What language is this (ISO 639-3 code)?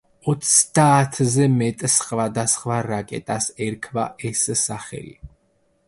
kat